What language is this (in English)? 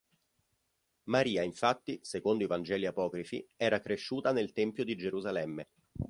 Italian